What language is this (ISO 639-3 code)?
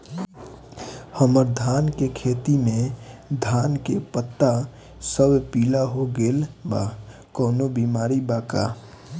bho